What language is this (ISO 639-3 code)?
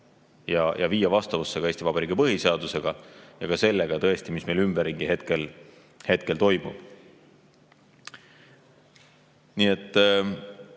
est